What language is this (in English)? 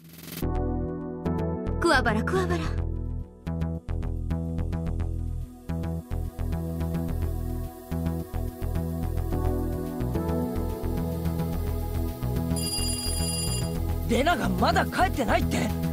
Japanese